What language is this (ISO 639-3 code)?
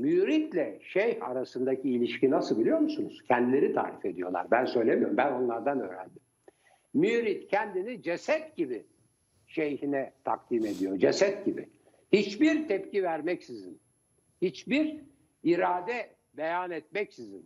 tur